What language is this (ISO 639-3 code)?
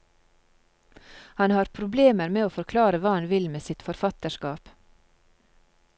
nor